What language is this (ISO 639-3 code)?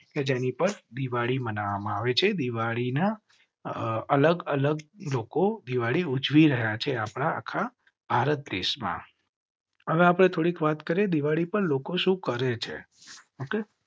guj